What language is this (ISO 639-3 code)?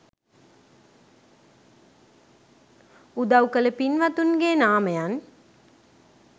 sin